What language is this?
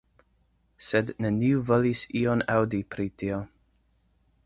Esperanto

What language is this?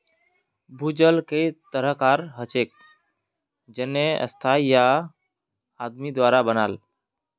Magahi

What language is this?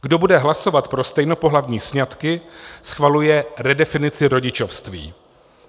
Czech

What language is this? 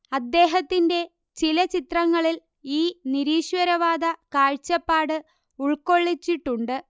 Malayalam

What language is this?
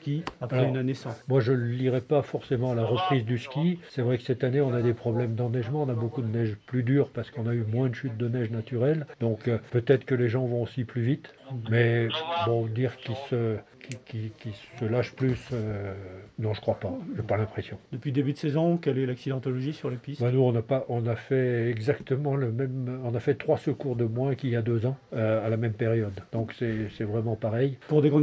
French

